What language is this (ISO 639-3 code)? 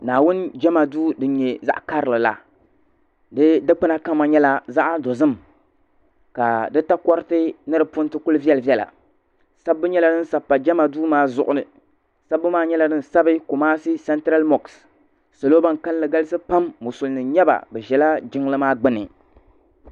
dag